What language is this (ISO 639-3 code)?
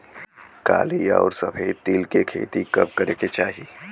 bho